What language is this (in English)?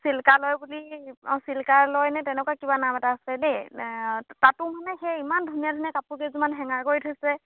Assamese